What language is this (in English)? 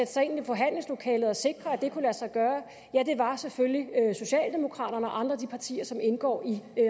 Danish